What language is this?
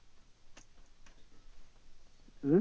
Bangla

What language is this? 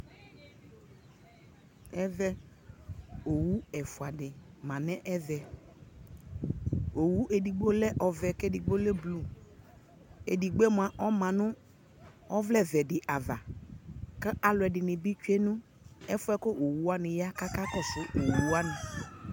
Ikposo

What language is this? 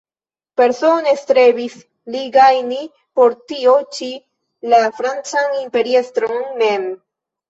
Esperanto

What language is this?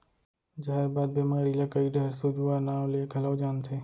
Chhattisgarhi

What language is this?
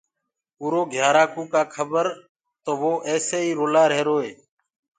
Gurgula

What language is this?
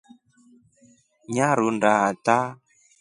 Rombo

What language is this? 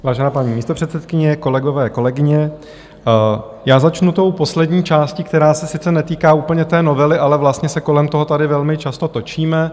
Czech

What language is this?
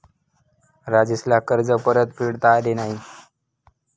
Marathi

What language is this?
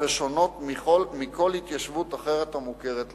Hebrew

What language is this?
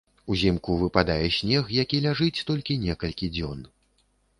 Belarusian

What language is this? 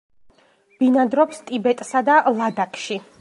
Georgian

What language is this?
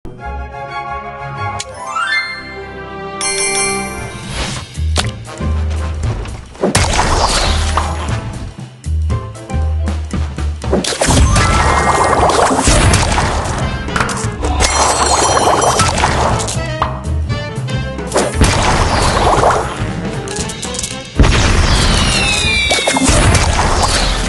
English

